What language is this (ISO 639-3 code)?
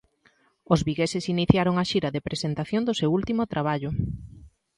glg